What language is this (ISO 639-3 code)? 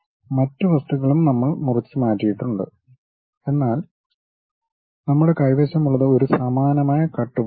mal